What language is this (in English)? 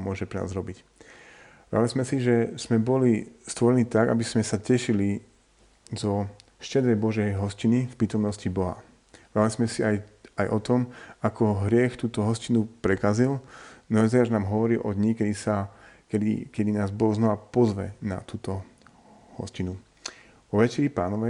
Slovak